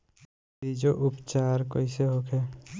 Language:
Bhojpuri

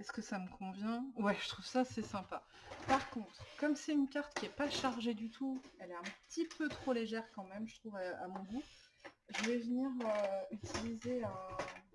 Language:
French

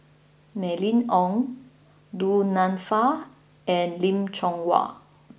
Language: English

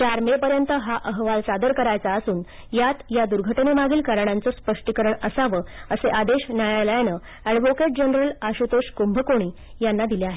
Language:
Marathi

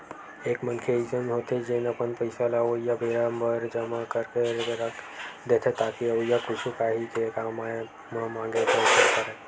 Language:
Chhattisgarhi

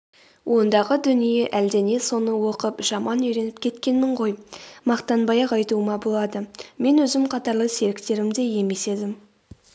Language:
Kazakh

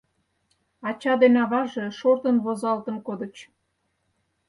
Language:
Mari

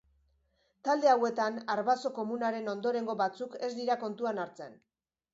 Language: Basque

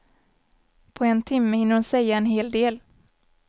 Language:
Swedish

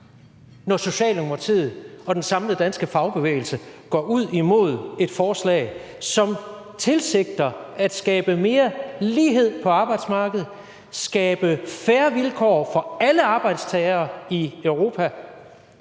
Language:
Danish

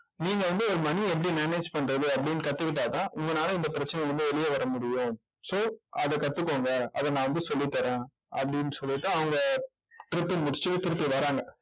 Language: Tamil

